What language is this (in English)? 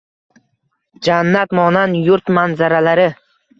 Uzbek